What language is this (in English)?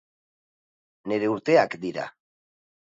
Basque